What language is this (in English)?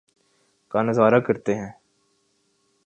Urdu